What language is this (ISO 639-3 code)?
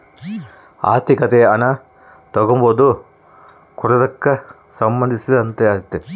kan